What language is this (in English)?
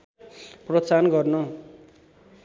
Nepali